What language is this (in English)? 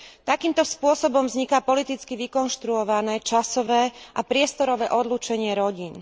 Slovak